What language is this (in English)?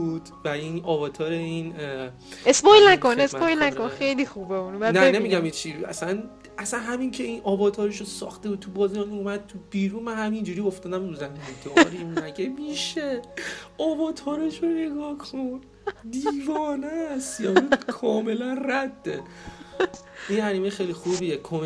Persian